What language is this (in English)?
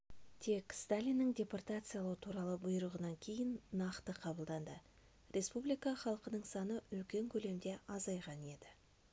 Kazakh